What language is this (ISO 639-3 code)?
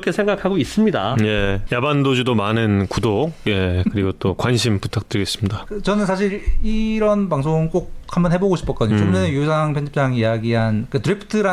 kor